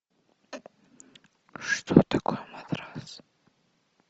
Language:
Russian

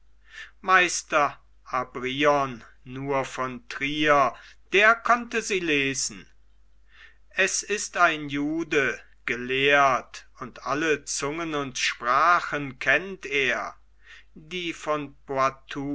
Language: German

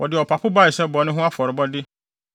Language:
Akan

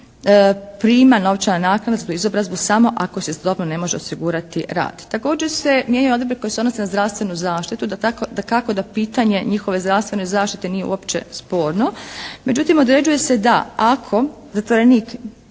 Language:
Croatian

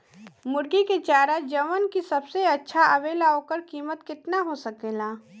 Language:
Bhojpuri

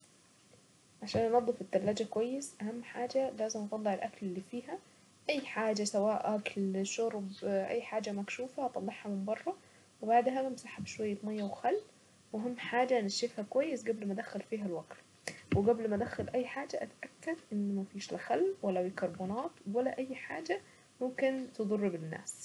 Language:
Saidi Arabic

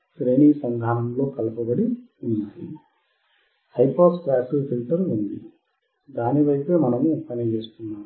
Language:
Telugu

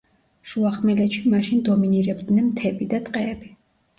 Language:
Georgian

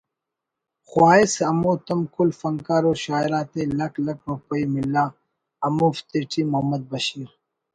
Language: Brahui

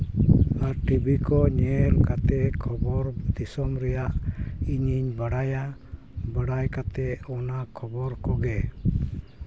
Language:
Santali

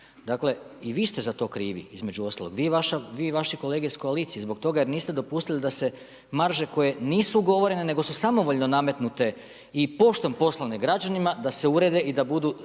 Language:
Croatian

